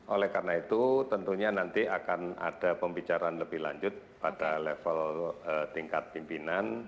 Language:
Indonesian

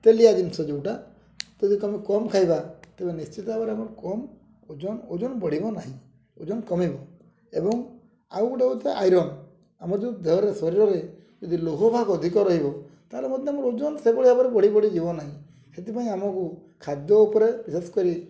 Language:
Odia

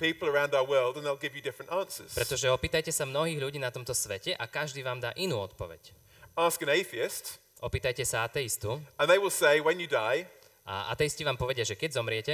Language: Slovak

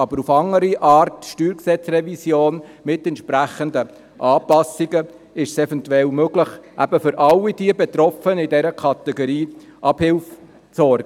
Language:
Swiss German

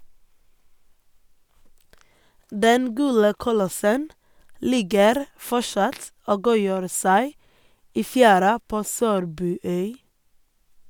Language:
Norwegian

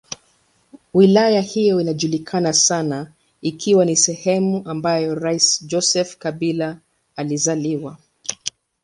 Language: Swahili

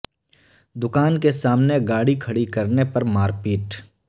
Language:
Urdu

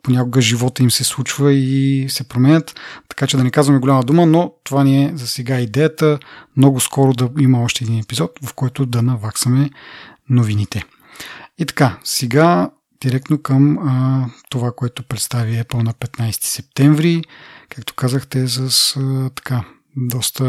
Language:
Bulgarian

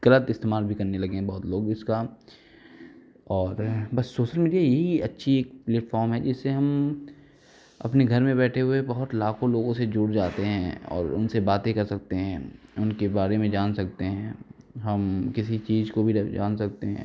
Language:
Hindi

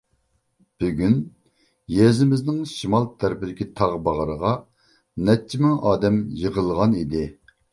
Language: Uyghur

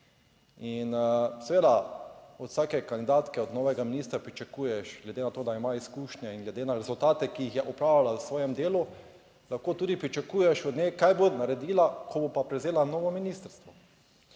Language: Slovenian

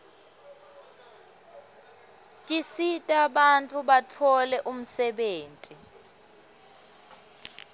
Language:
Swati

